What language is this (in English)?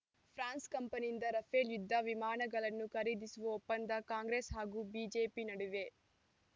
Kannada